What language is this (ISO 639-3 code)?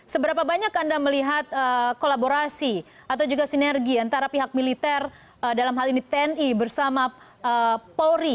ind